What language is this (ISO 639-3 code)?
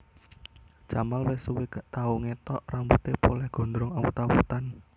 jav